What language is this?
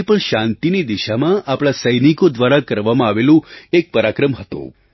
Gujarati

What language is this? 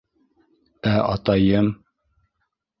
Bashkir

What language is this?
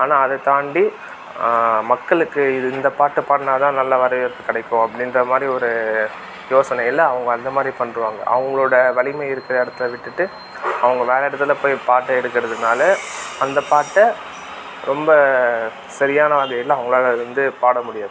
Tamil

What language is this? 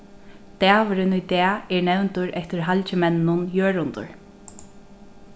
Faroese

